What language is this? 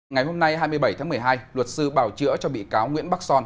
Vietnamese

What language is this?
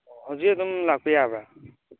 Manipuri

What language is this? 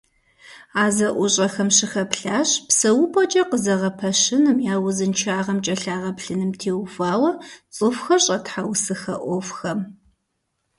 Kabardian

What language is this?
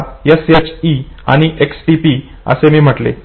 Marathi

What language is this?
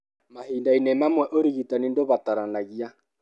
Kikuyu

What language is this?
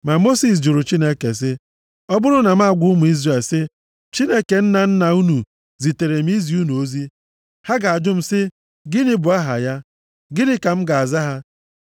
Igbo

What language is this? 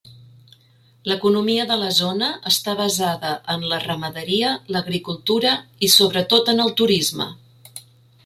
Catalan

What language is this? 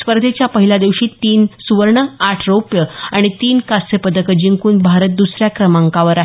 Marathi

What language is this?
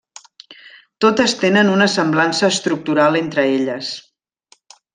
Catalan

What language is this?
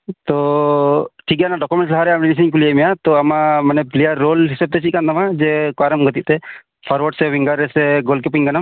Santali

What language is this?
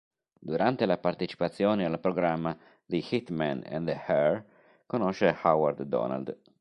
Italian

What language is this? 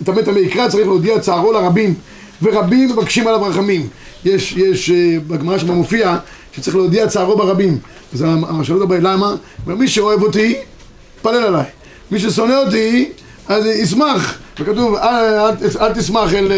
Hebrew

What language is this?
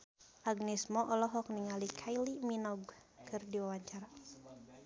Sundanese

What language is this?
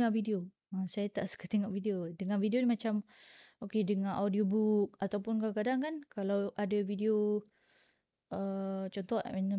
Malay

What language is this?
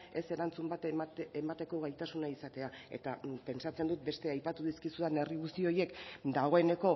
Basque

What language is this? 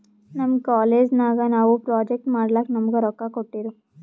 Kannada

